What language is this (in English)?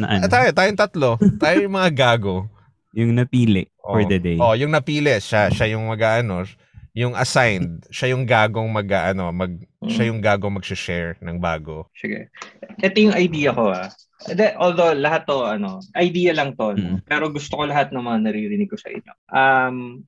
Filipino